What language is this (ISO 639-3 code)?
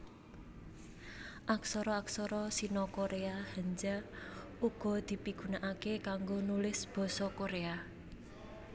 jav